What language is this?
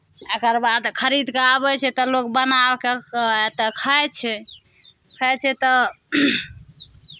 Maithili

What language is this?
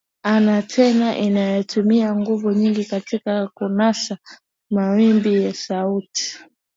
Swahili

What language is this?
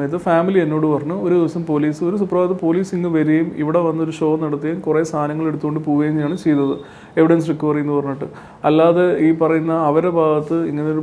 Malayalam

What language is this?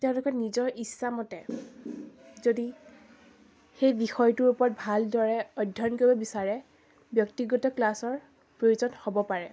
Assamese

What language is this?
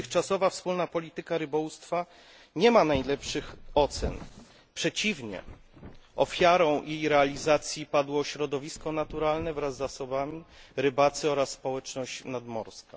Polish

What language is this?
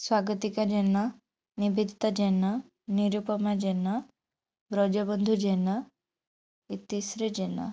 Odia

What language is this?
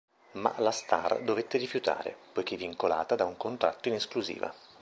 Italian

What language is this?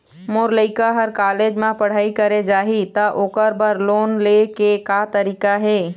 Chhattisgarhi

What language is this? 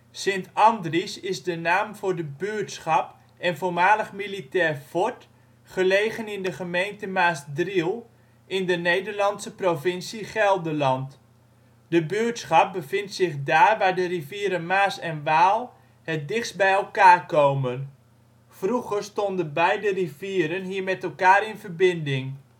Dutch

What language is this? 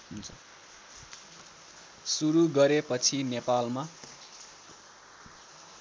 Nepali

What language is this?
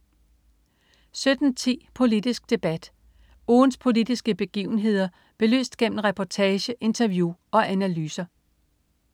Danish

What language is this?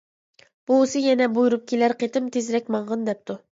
Uyghur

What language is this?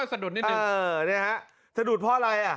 Thai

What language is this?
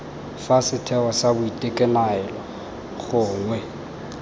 Tswana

